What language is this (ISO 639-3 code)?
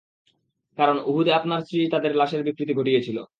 ben